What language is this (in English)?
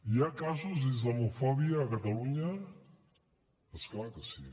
Catalan